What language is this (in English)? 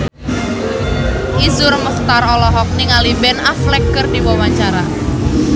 Sundanese